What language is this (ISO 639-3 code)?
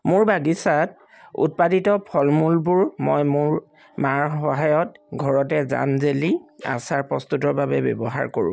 asm